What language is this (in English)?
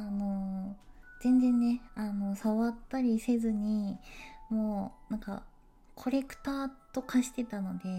Japanese